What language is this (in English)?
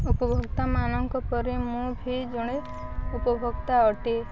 Odia